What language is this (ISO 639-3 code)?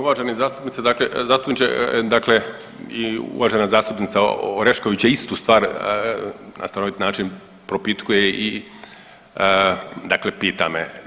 hrv